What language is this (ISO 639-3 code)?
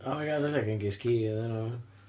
cym